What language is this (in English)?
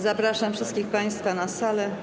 Polish